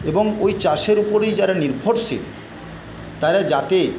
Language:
Bangla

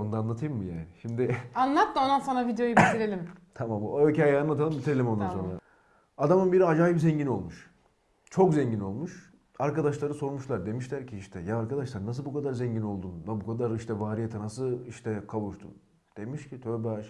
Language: Turkish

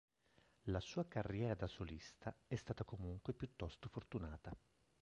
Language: Italian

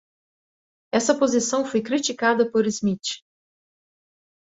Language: Portuguese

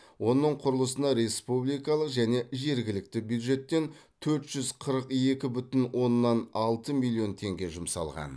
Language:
Kazakh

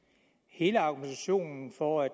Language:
Danish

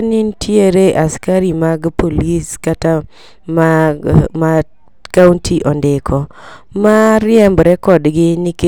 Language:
Luo (Kenya and Tanzania)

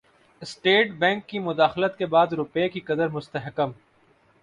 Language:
Urdu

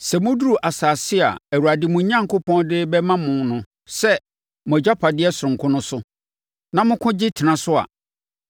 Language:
Akan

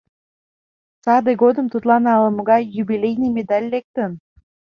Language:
Mari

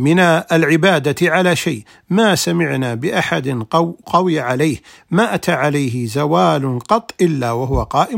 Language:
Arabic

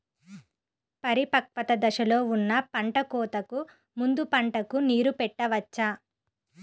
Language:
Telugu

